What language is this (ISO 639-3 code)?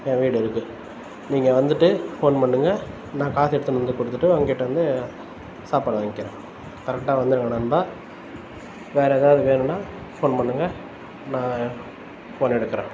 tam